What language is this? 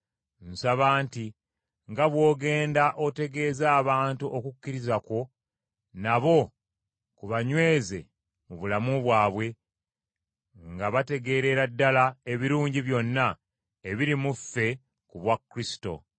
Ganda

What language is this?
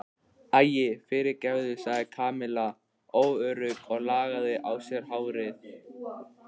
Icelandic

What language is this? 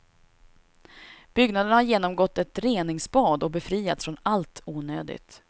Swedish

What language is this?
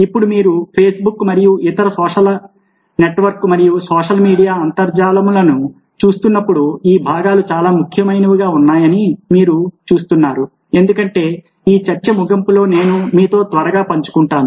Telugu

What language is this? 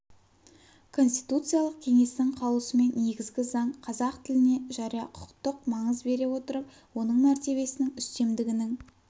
Kazakh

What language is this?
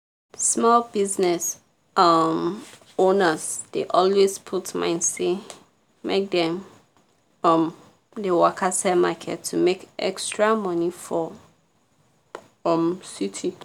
Nigerian Pidgin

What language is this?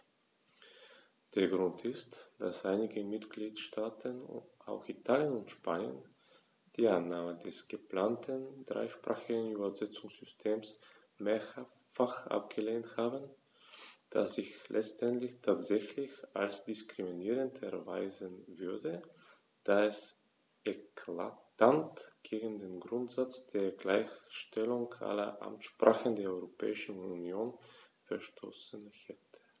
German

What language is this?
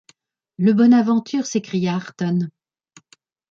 French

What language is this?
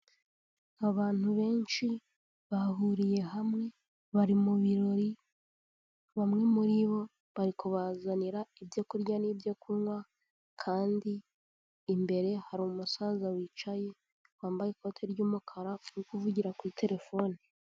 Kinyarwanda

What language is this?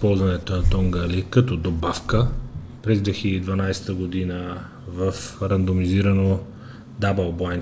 Bulgarian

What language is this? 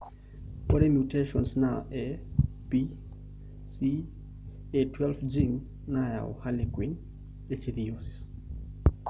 Masai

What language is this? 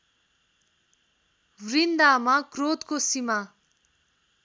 Nepali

